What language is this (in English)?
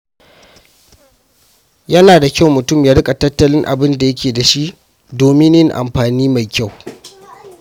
Hausa